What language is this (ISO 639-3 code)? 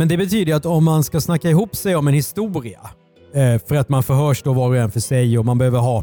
swe